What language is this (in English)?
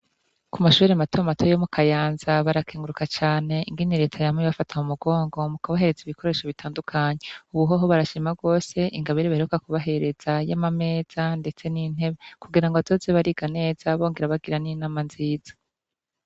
Rundi